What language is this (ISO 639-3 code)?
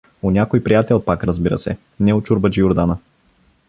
bul